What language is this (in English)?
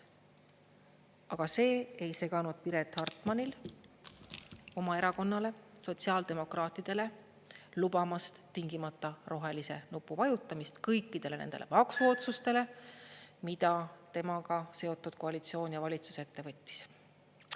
Estonian